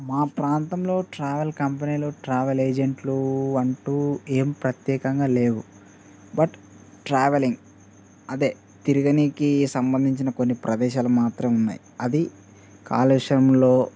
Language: Telugu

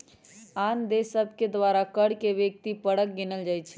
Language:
Magahi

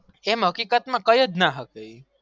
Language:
Gujarati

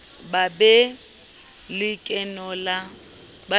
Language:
Southern Sotho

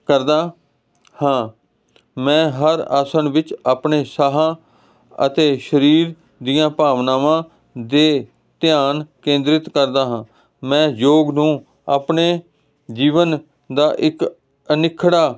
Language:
Punjabi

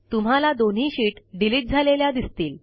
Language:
Marathi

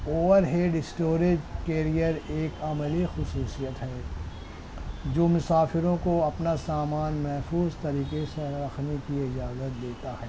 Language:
Urdu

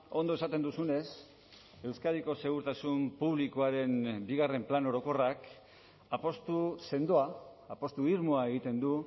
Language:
Basque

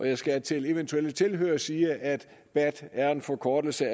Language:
Danish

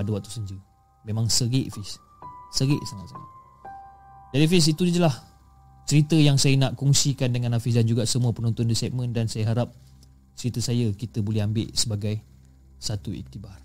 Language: Malay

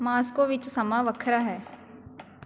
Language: Punjabi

